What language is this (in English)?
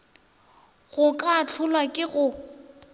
Northern Sotho